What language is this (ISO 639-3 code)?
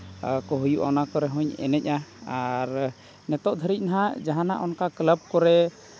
sat